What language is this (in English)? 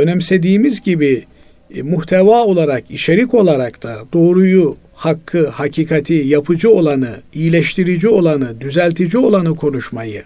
Turkish